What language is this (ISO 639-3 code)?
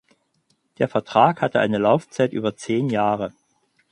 deu